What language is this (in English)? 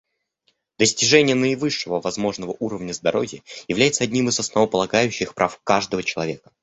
Russian